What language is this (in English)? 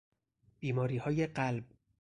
Persian